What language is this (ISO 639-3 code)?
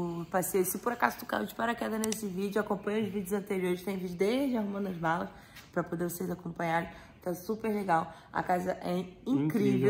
por